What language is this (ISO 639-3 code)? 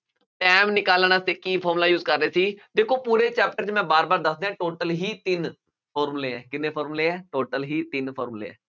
pan